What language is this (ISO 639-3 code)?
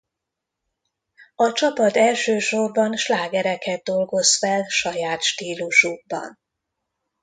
hun